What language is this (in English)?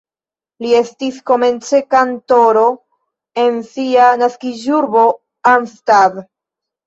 Esperanto